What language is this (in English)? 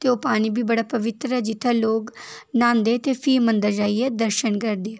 Dogri